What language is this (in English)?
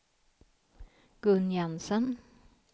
Swedish